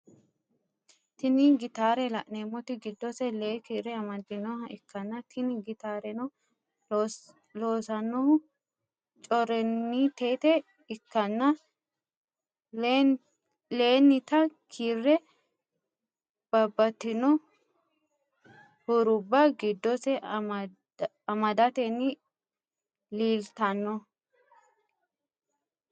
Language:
Sidamo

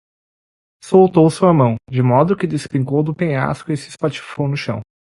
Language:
Portuguese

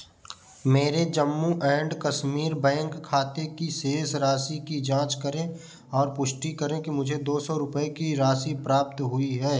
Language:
Hindi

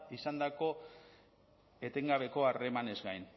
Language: Basque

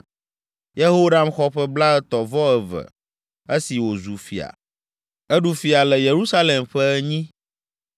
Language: Ewe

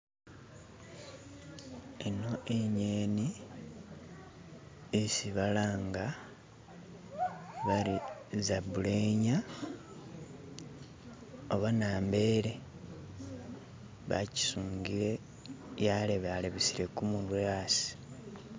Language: Masaaba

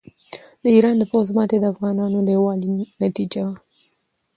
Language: Pashto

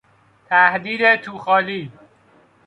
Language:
Persian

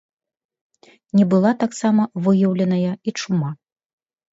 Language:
Belarusian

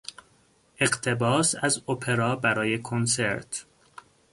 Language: Persian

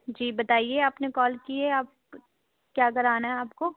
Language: Urdu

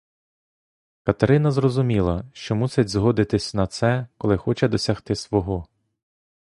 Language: Ukrainian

